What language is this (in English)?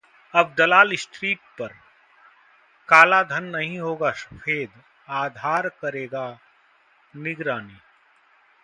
Hindi